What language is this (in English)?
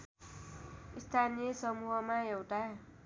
Nepali